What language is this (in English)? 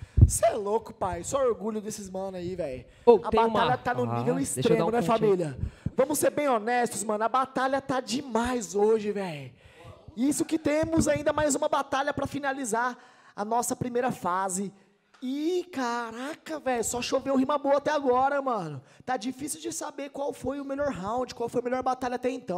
Portuguese